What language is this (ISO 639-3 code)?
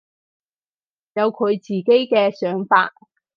yue